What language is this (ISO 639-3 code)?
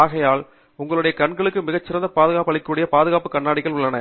tam